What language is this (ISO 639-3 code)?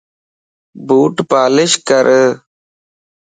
lss